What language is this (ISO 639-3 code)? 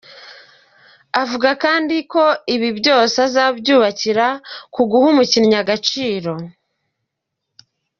kin